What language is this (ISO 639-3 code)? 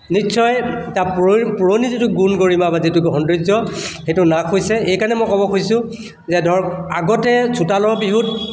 asm